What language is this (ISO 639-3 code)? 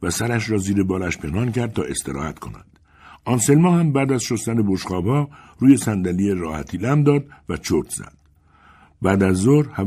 fas